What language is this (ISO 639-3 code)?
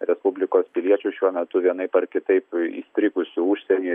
lit